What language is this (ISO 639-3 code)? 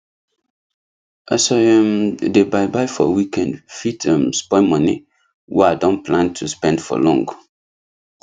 pcm